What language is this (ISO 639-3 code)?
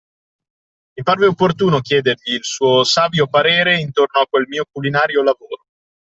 ita